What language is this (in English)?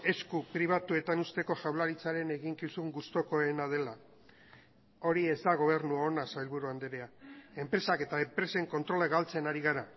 Basque